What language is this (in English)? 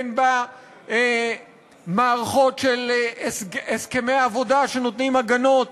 Hebrew